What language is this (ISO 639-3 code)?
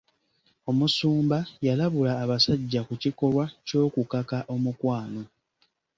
lug